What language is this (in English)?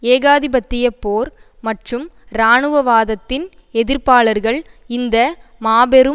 Tamil